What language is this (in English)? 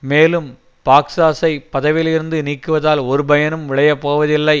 Tamil